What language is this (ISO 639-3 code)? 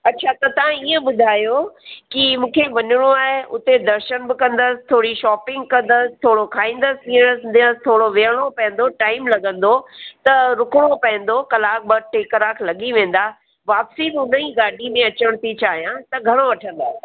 snd